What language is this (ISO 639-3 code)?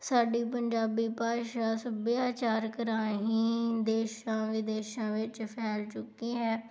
pan